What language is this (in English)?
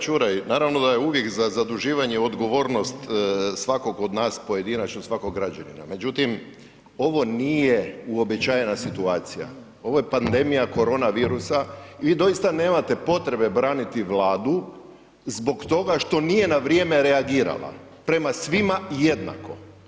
Croatian